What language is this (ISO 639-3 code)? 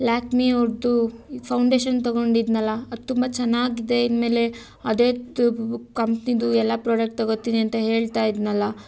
kan